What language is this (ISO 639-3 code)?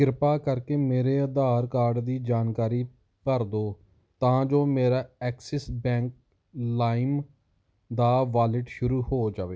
pan